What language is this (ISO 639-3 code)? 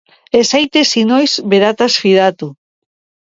eus